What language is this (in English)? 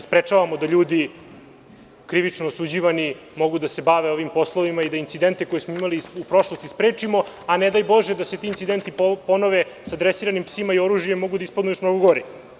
Serbian